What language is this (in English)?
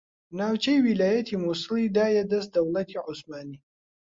Central Kurdish